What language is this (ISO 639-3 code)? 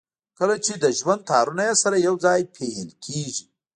pus